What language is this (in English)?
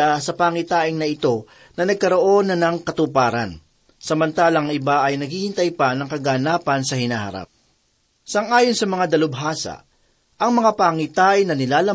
Filipino